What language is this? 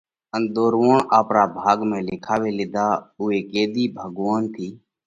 Parkari Koli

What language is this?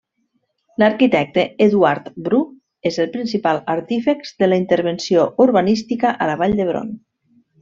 Catalan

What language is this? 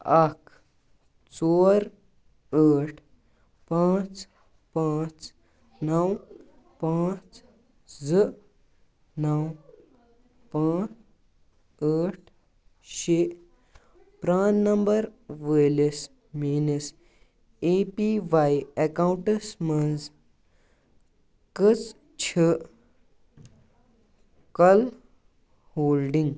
Kashmiri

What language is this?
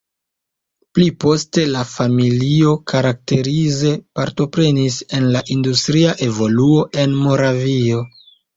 Esperanto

